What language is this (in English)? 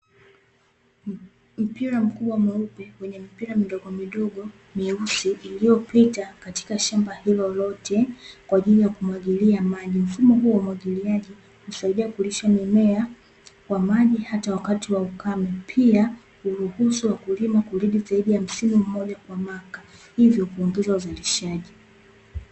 Swahili